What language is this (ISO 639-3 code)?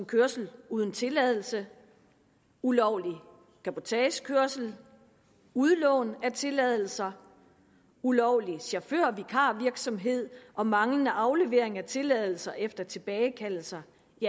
dan